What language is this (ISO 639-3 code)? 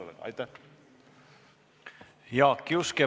est